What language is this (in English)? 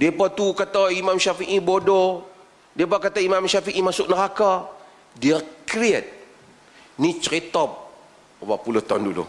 Malay